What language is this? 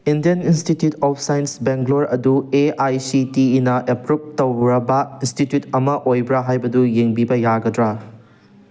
Manipuri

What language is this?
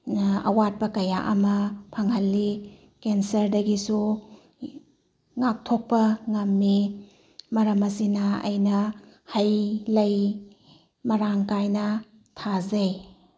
Manipuri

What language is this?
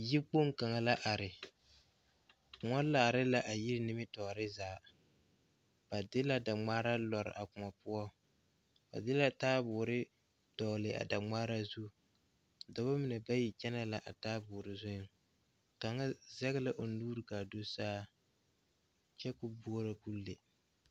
Southern Dagaare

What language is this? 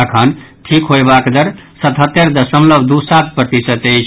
Maithili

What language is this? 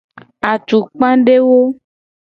Gen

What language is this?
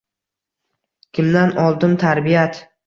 Uzbek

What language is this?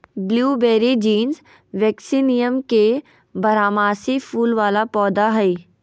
Magahi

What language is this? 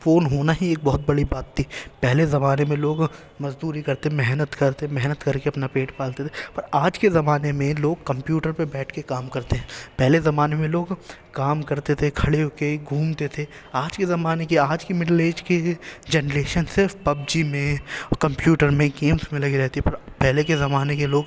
Urdu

